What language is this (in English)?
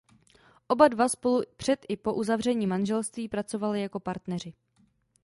Czech